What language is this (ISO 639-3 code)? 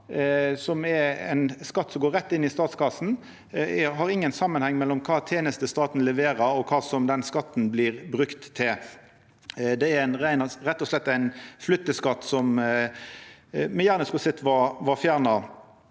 nor